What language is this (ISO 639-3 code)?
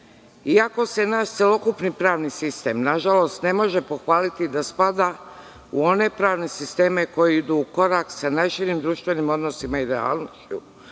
srp